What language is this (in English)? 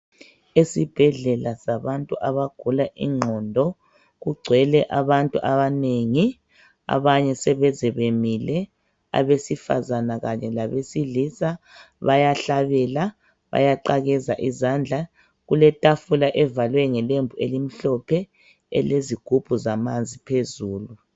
North Ndebele